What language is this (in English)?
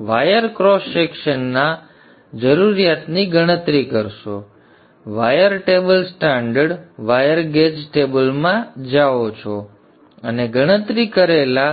Gujarati